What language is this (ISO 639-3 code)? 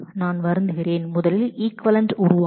tam